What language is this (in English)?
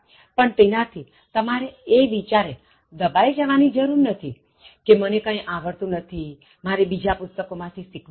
Gujarati